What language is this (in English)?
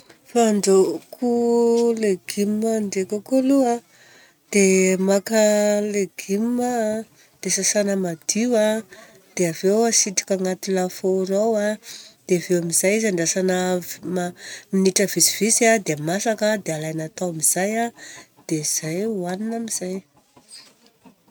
Southern Betsimisaraka Malagasy